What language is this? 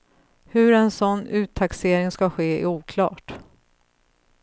Swedish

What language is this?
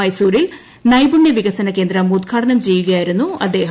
Malayalam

